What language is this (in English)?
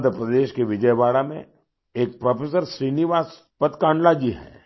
Hindi